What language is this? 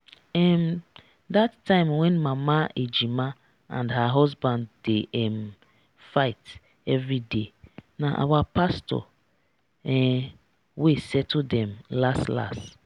Nigerian Pidgin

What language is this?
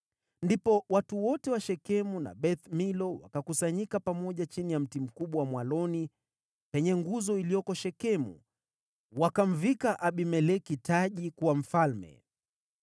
Swahili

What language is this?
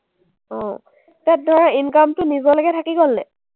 Assamese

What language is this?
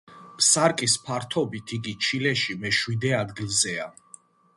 Georgian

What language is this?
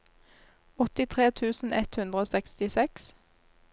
Norwegian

